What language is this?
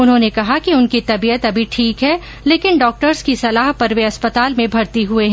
Hindi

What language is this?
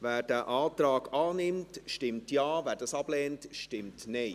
Swiss German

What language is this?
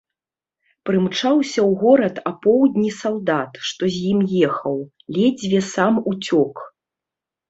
Belarusian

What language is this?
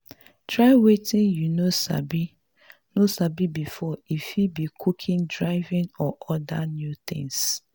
Nigerian Pidgin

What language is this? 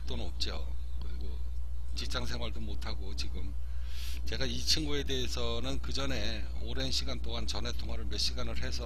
Korean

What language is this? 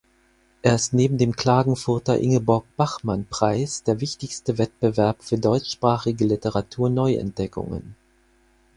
German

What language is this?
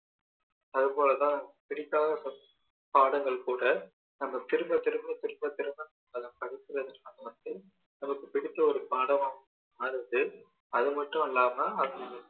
Tamil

